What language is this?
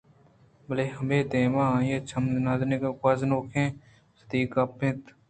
Eastern Balochi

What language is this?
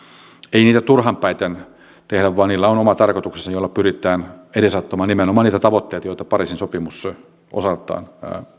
Finnish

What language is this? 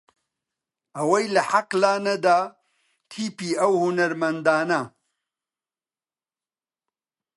Central Kurdish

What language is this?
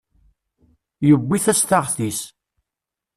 Kabyle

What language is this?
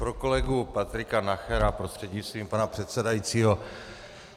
Czech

